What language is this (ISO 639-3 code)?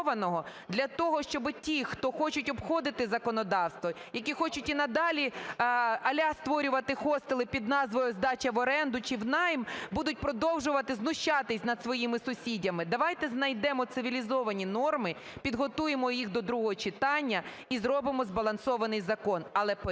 ukr